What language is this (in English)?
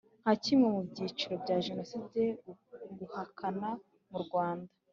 Kinyarwanda